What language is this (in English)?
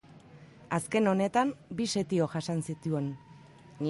Basque